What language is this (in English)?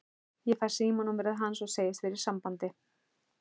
Icelandic